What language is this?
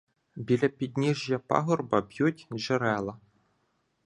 Ukrainian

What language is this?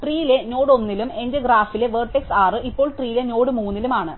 Malayalam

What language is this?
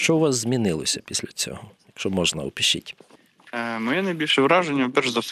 Ukrainian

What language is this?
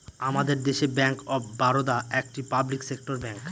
Bangla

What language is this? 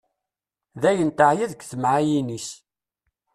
Kabyle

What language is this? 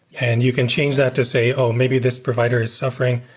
English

